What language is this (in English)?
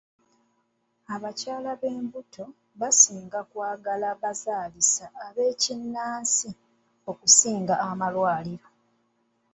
Ganda